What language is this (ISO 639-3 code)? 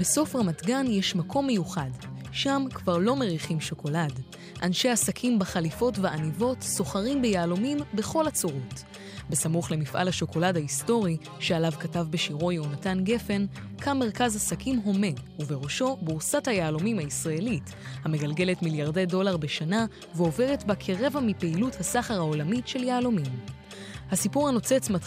heb